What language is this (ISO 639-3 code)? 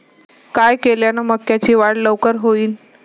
mar